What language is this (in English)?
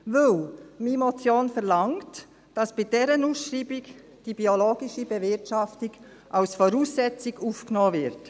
Swiss German